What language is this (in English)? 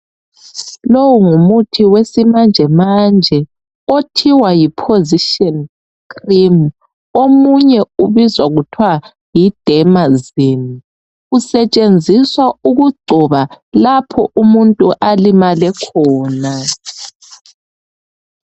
North Ndebele